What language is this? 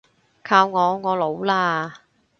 Cantonese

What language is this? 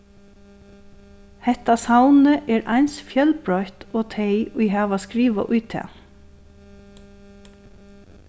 Faroese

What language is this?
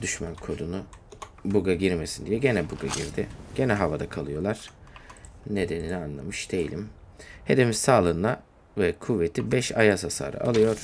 Turkish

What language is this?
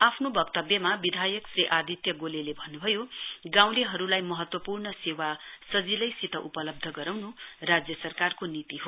Nepali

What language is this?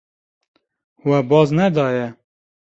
Kurdish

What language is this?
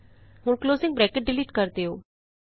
Punjabi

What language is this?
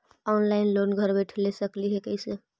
Magahi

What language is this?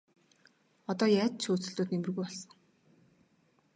Mongolian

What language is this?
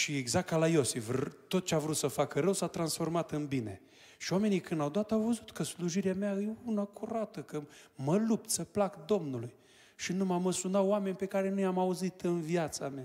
Romanian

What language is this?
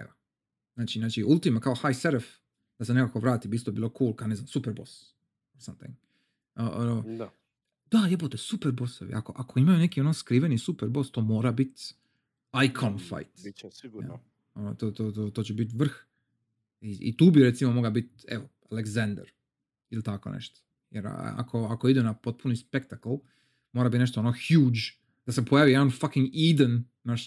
Croatian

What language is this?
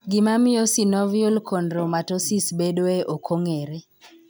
Luo (Kenya and Tanzania)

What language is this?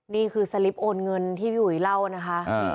Thai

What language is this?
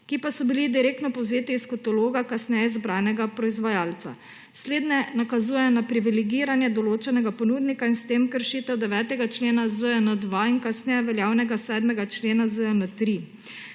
Slovenian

